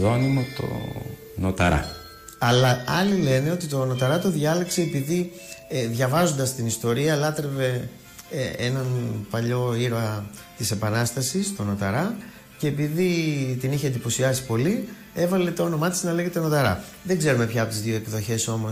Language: Greek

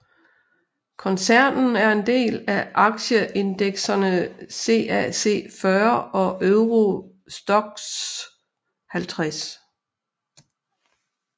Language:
Danish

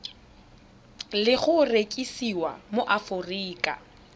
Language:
Tswana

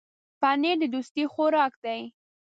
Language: Pashto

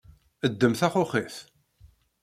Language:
Kabyle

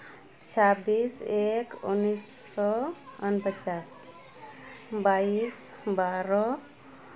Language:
Santali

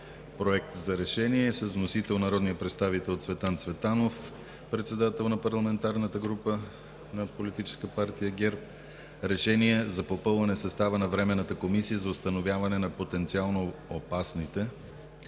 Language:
Bulgarian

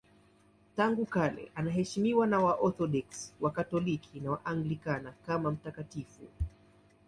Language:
Swahili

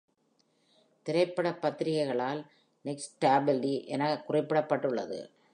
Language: Tamil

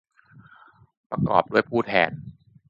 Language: Thai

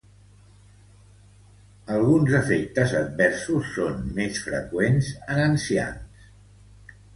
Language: Catalan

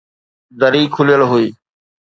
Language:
Sindhi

